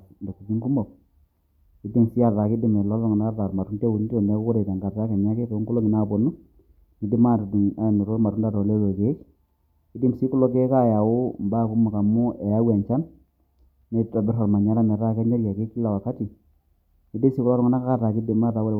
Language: Masai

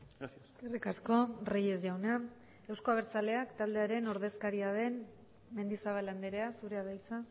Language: Basque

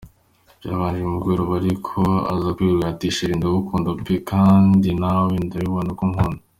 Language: Kinyarwanda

